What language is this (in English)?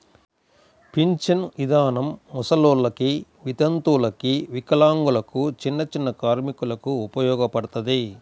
Telugu